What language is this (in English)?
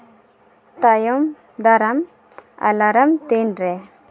Santali